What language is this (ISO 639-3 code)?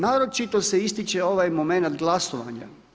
hrv